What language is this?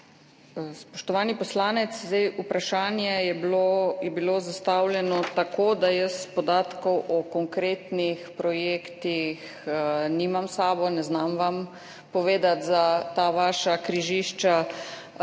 Slovenian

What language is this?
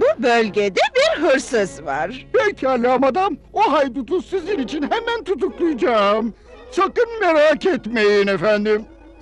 Turkish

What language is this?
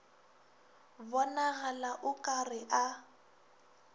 Northern Sotho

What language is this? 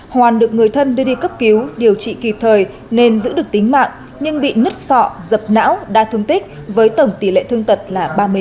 Vietnamese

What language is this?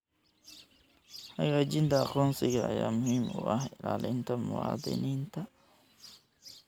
Somali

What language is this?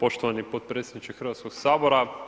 Croatian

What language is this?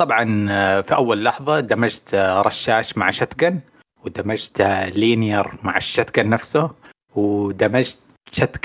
Arabic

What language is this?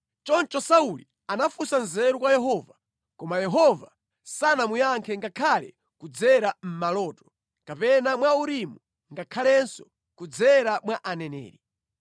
Nyanja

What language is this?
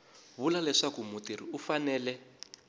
Tsonga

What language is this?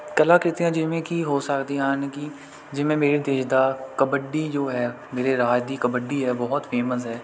Punjabi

